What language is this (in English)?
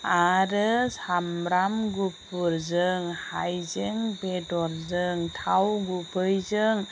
Bodo